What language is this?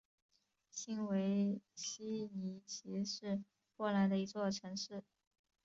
Chinese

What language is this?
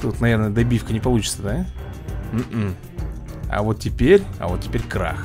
Russian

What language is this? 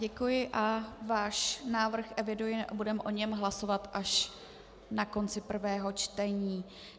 Czech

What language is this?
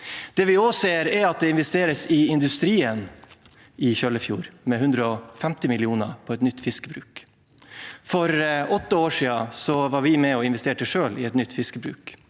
Norwegian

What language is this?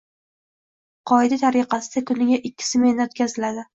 Uzbek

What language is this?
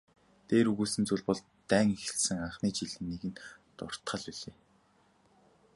Mongolian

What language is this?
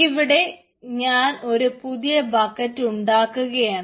Malayalam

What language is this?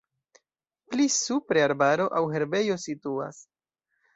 Esperanto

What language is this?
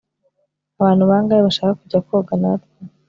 Kinyarwanda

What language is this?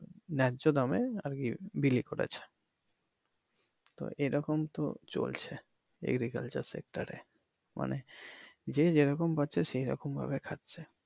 Bangla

